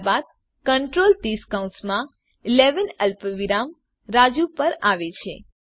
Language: Gujarati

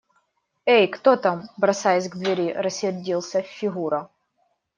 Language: Russian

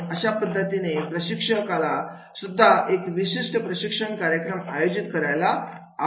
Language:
Marathi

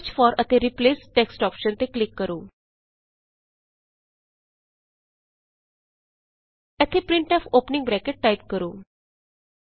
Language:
Punjabi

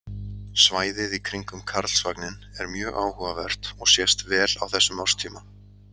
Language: Icelandic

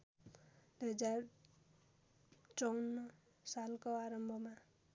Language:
Nepali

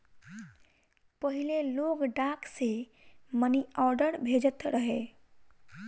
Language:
Bhojpuri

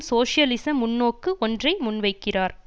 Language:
Tamil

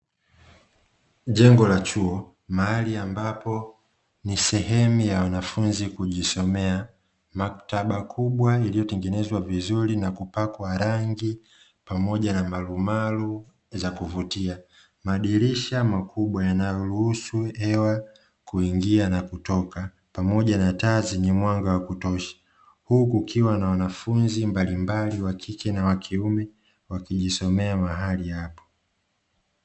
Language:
Swahili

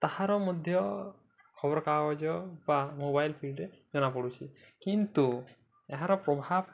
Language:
Odia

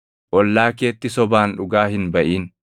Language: Oromo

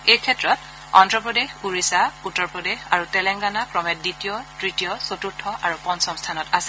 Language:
Assamese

